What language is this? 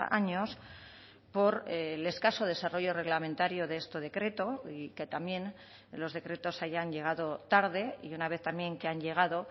Spanish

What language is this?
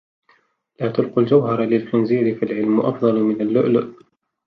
Arabic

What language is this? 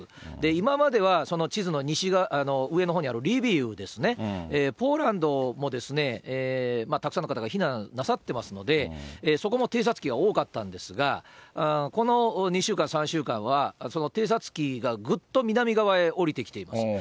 Japanese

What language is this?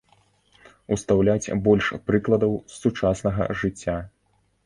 Belarusian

